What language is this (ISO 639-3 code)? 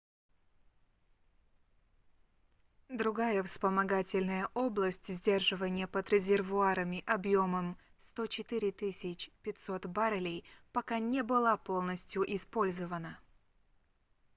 rus